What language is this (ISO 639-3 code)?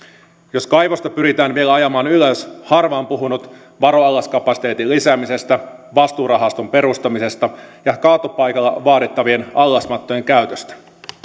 fin